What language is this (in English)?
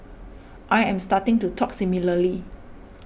English